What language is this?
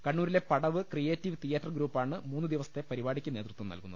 Malayalam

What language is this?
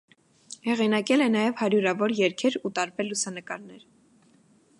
Armenian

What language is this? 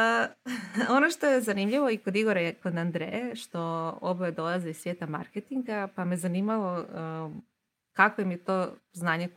Croatian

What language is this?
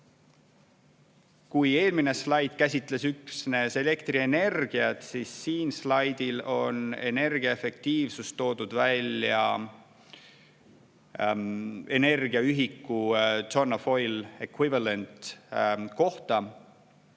Estonian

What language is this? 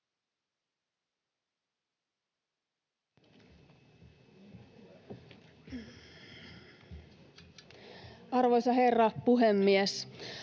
Finnish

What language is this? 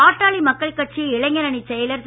Tamil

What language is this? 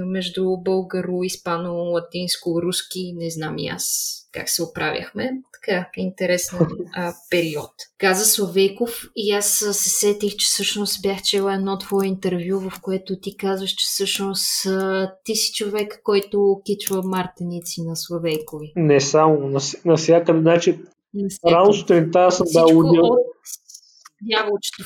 Bulgarian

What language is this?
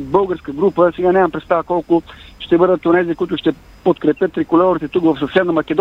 Bulgarian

